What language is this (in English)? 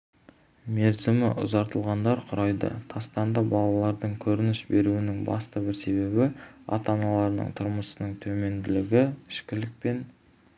Kazakh